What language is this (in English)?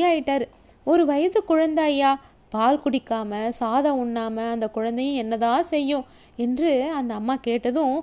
Tamil